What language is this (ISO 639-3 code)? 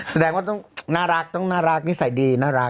tha